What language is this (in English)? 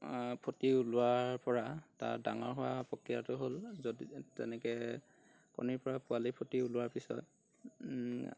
Assamese